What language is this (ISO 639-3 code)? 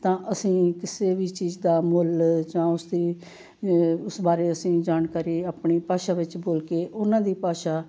pan